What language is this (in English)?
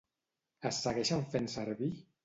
Catalan